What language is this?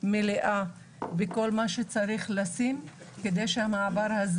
Hebrew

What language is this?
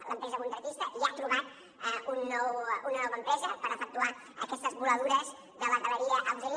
Catalan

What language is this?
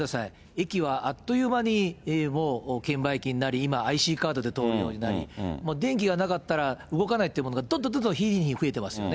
Japanese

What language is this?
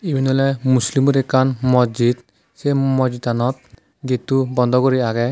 Chakma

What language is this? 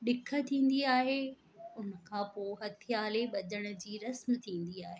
Sindhi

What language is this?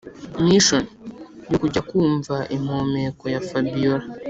Kinyarwanda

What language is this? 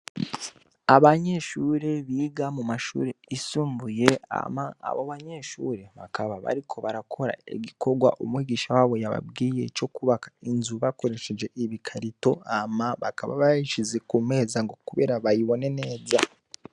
Rundi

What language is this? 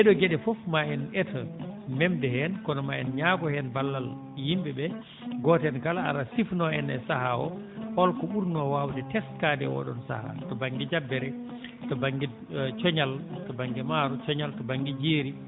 Fula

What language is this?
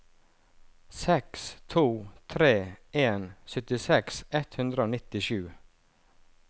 Norwegian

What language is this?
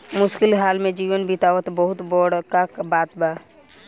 Bhojpuri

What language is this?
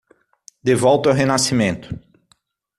Portuguese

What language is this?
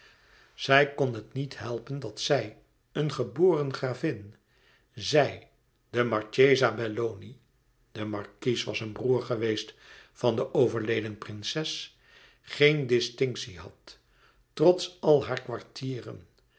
Dutch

